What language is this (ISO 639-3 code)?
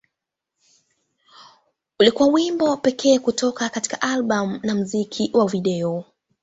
swa